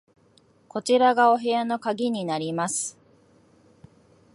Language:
Japanese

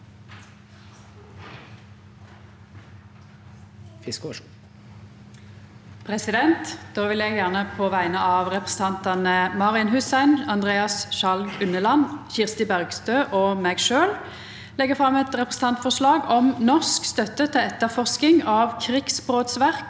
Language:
Norwegian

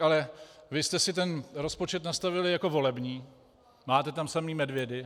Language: Czech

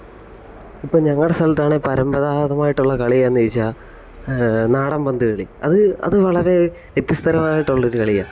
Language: Malayalam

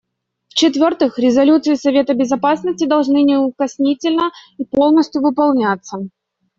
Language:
Russian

